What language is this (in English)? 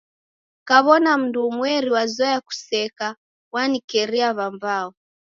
Taita